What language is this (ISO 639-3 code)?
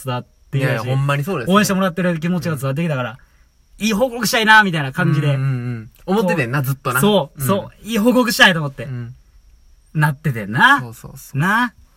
jpn